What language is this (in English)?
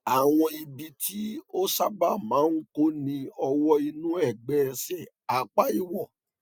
Yoruba